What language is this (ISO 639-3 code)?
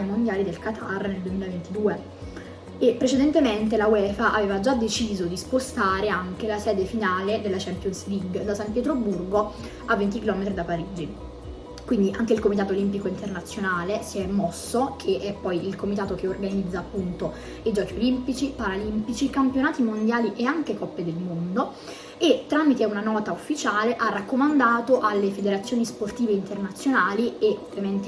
ita